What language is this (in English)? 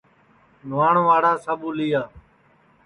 Sansi